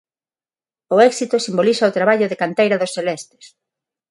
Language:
Galician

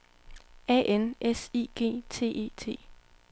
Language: Danish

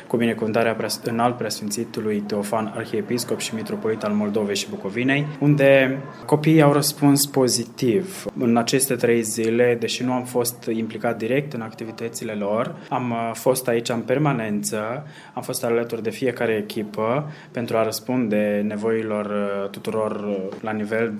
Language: Romanian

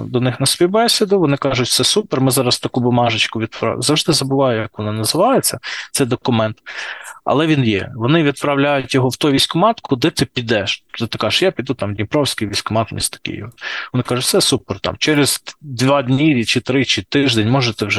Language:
Ukrainian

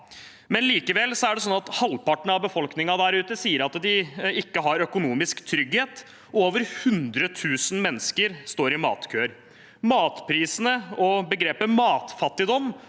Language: Norwegian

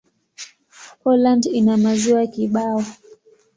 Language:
Swahili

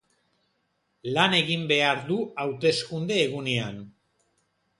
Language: Basque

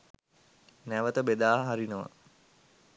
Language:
Sinhala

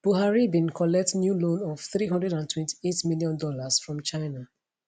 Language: Nigerian Pidgin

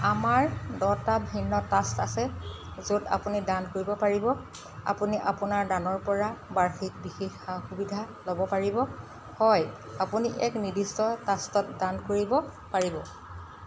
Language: Assamese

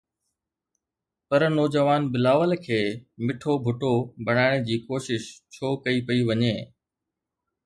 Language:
Sindhi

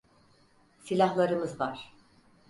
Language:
Turkish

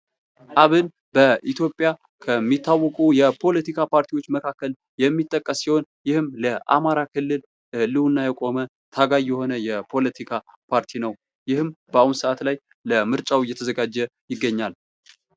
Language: Amharic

